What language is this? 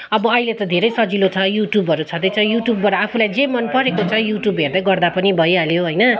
Nepali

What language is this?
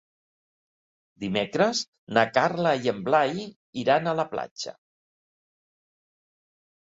Catalan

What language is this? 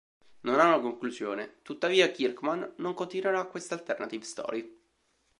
Italian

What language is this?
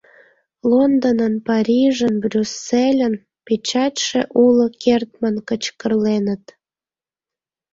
Mari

